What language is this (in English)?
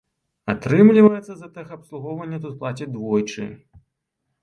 Belarusian